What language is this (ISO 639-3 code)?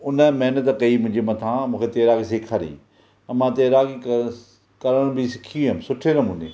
snd